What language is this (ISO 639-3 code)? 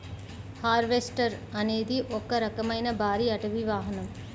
tel